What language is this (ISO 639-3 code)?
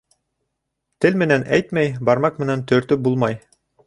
bak